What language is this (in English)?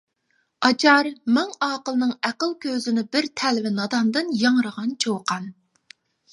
Uyghur